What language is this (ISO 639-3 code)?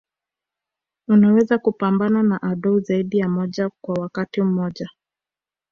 swa